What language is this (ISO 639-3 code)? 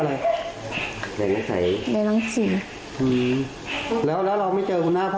tha